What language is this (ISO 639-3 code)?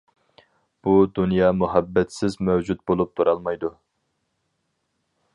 uig